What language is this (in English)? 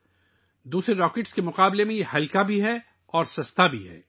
Urdu